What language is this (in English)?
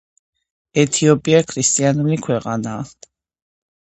Georgian